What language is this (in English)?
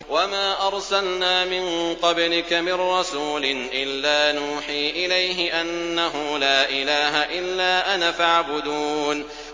Arabic